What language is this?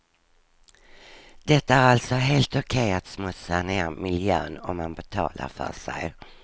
Swedish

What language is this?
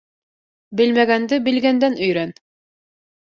Bashkir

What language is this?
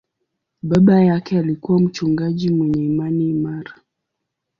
Swahili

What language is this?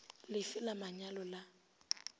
Northern Sotho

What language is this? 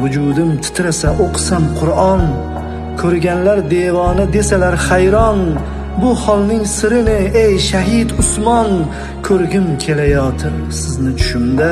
Turkish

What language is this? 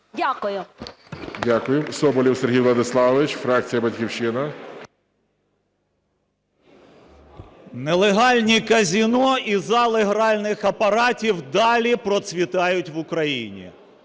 Ukrainian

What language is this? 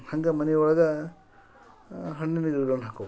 Kannada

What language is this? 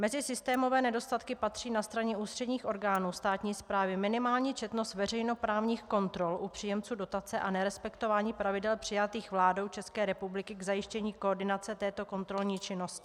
Czech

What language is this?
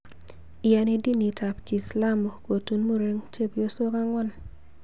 Kalenjin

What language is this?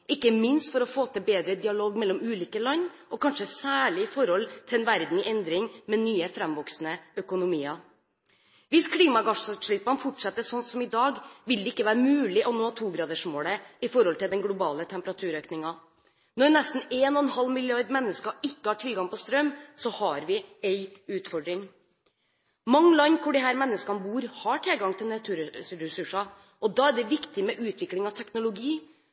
Norwegian Bokmål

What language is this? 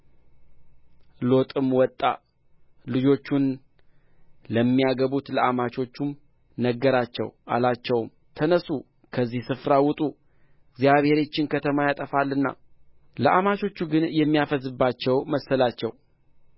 Amharic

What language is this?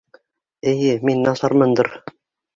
Bashkir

